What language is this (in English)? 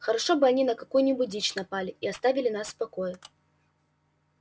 Russian